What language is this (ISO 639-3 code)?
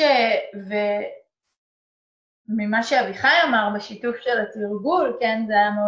heb